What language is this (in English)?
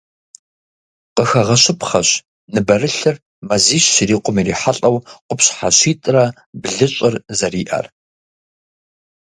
Kabardian